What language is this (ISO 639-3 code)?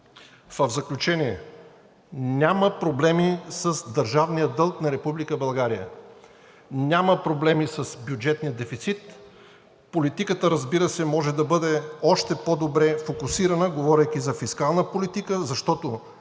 bul